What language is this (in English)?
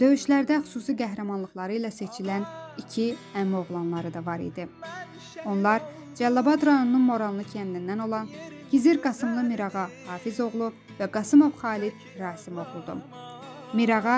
Turkish